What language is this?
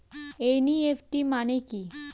Bangla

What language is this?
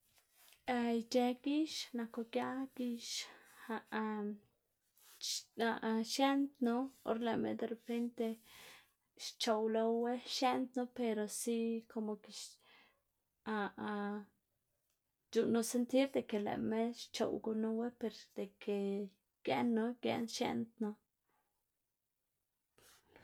Xanaguía Zapotec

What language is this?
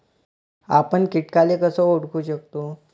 Marathi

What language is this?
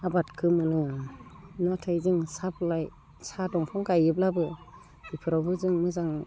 Bodo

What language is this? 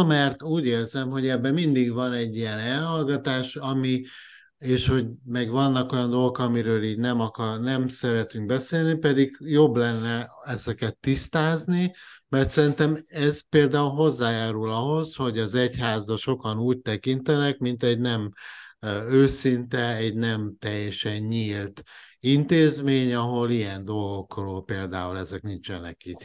Hungarian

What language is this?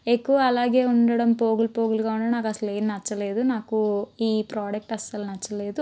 Telugu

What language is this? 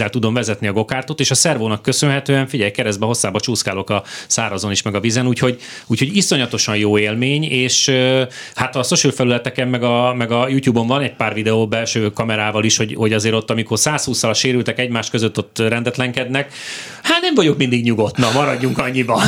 Hungarian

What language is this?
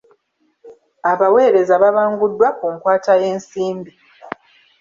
Ganda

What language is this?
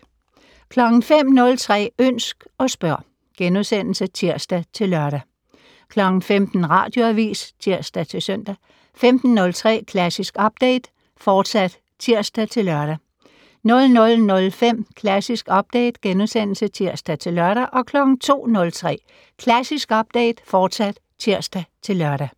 Danish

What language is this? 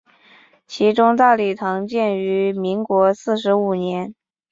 Chinese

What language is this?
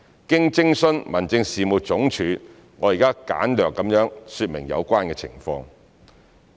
Cantonese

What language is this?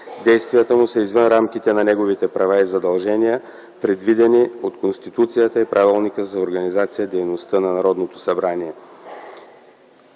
Bulgarian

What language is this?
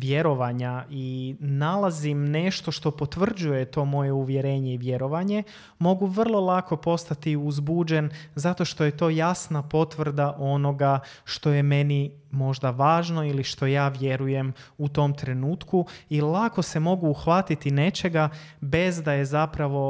Croatian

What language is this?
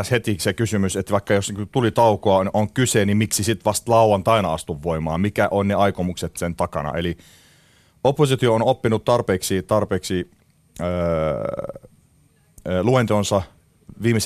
Finnish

